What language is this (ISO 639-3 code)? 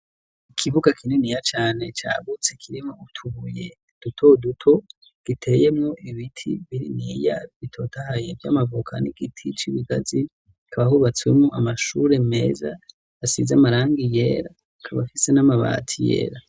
run